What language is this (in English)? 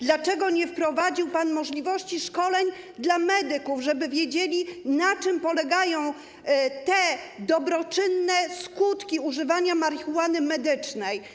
Polish